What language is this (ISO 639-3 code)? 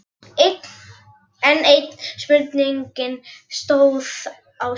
isl